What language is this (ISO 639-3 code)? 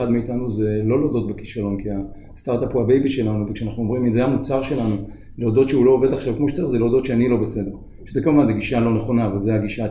heb